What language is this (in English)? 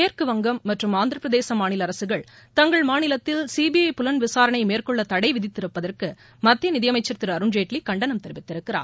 Tamil